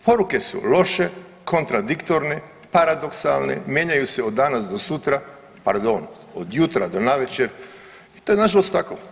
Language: Croatian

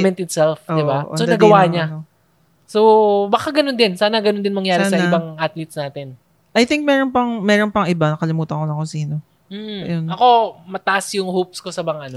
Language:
Filipino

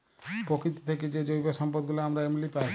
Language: Bangla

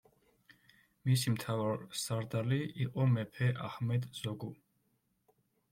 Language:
Georgian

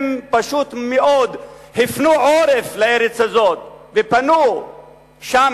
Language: Hebrew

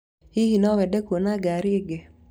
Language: Kikuyu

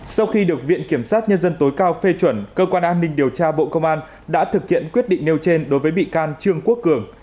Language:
Vietnamese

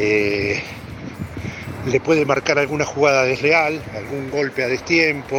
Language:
Spanish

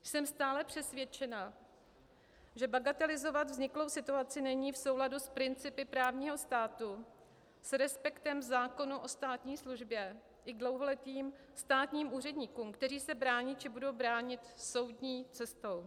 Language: Czech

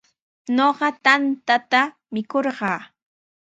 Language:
Sihuas Ancash Quechua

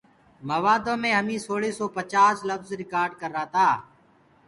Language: Gurgula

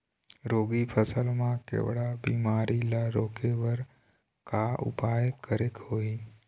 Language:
Chhattisgarhi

